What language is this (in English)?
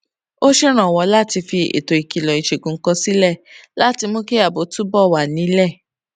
Yoruba